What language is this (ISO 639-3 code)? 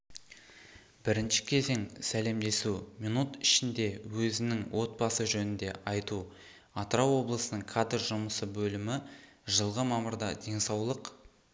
kaz